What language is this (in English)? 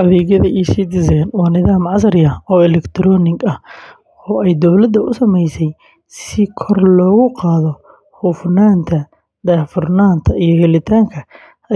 Somali